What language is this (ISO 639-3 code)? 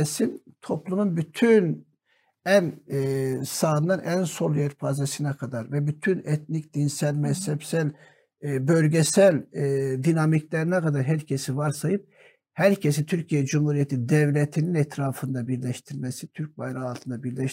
tur